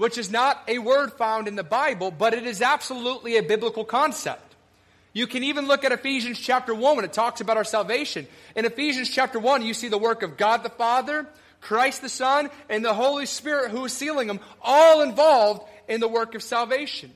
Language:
English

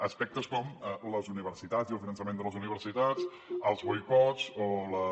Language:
Catalan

